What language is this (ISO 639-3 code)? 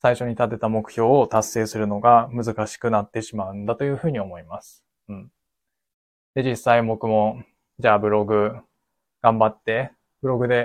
jpn